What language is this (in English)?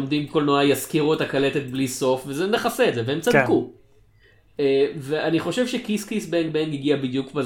Hebrew